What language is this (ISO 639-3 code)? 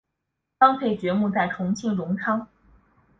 zho